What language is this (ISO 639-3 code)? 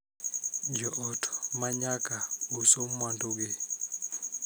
luo